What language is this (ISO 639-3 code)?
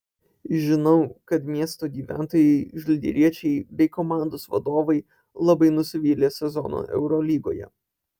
lit